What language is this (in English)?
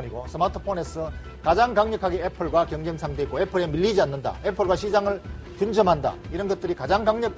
Korean